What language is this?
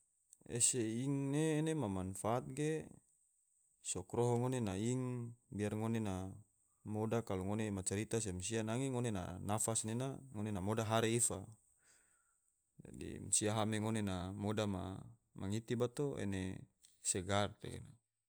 Tidore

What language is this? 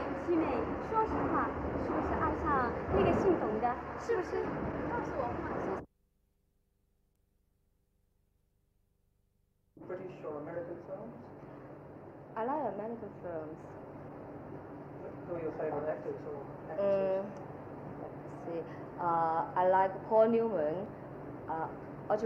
Vietnamese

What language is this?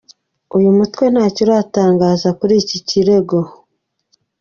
Kinyarwanda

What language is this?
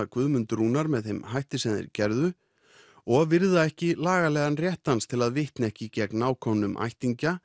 Icelandic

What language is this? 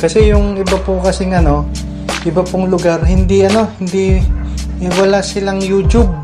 Filipino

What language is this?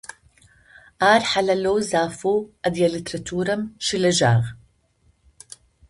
Adyghe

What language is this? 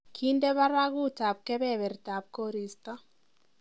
Kalenjin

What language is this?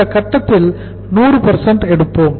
Tamil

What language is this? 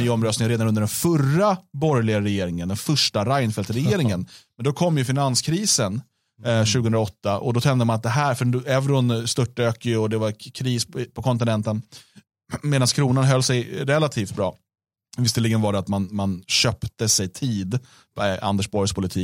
Swedish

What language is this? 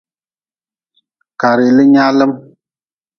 Nawdm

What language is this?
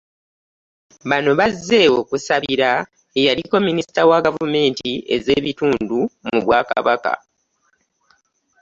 Ganda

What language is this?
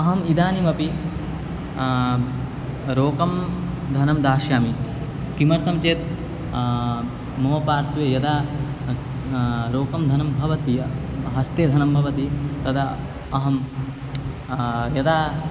Sanskrit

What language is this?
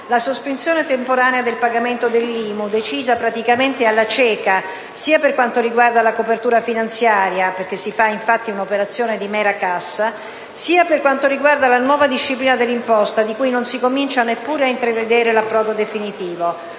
Italian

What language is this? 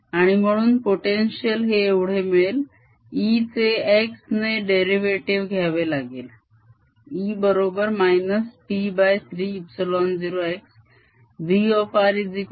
Marathi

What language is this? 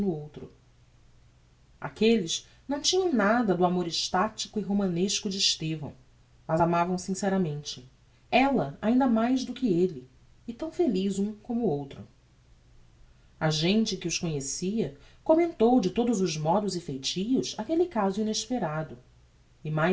Portuguese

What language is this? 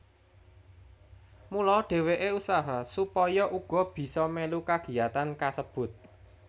Javanese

